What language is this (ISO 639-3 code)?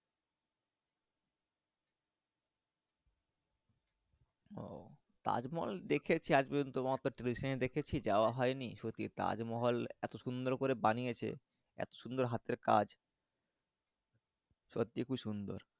ben